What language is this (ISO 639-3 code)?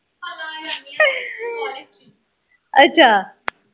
pan